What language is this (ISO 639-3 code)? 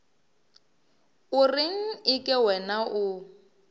nso